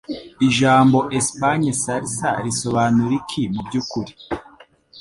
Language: Kinyarwanda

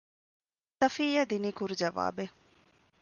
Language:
Divehi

